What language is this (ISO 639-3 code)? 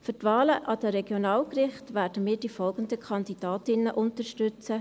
gsw